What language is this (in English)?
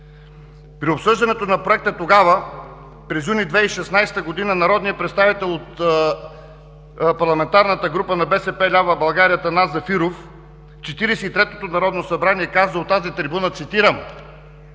Bulgarian